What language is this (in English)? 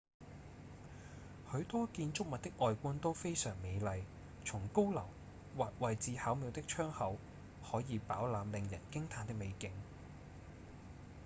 Cantonese